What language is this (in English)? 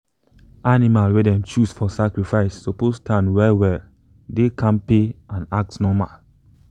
Nigerian Pidgin